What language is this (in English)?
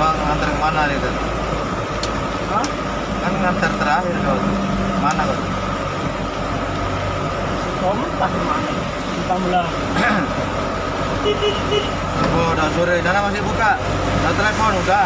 Indonesian